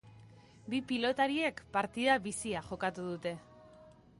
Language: Basque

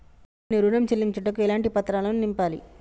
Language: Telugu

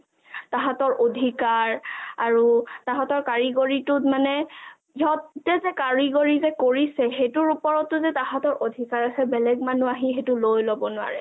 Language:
Assamese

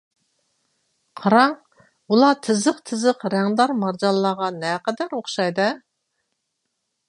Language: Uyghur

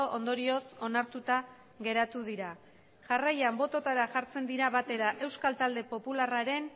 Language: Basque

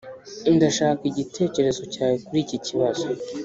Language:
Kinyarwanda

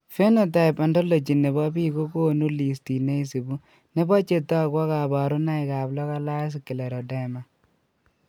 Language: Kalenjin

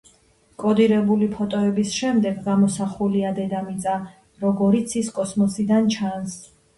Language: Georgian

